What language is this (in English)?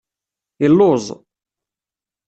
Kabyle